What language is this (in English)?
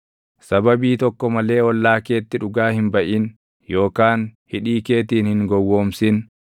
Oromo